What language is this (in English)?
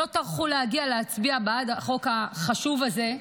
Hebrew